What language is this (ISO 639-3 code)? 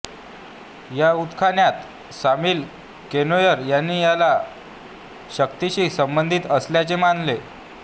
mar